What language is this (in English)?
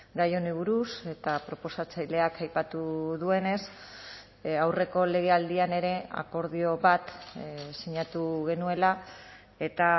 Basque